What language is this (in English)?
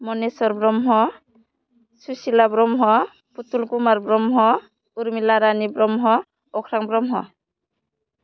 Bodo